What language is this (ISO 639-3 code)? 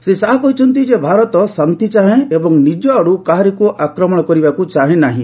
ori